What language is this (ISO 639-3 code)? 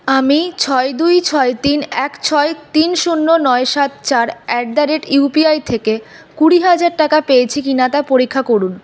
ben